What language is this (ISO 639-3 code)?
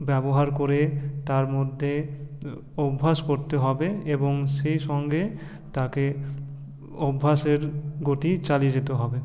ben